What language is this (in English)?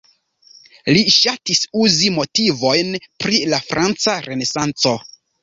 Esperanto